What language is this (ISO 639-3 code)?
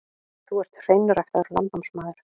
isl